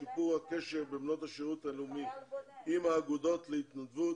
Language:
Hebrew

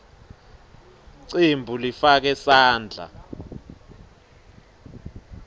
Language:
Swati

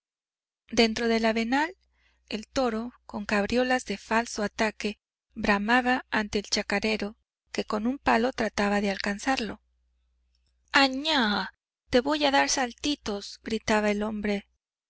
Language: Spanish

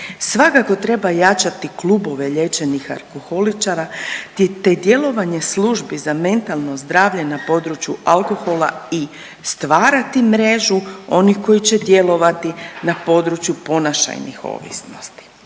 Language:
Croatian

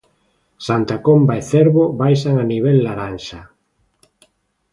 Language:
Galician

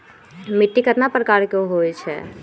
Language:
Magahi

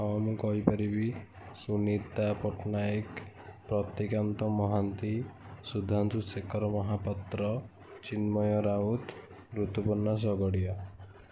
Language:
Odia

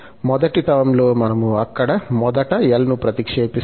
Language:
Telugu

